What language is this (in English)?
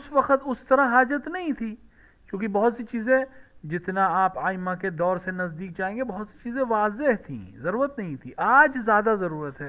Arabic